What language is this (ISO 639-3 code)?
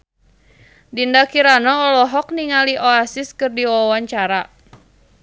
sun